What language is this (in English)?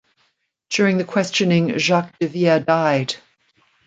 English